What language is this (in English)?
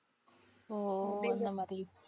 Tamil